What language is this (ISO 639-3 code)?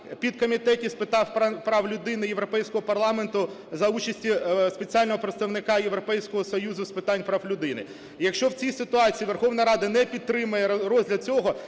ukr